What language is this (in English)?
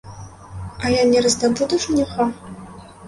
Belarusian